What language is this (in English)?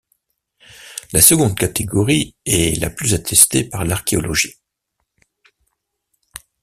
French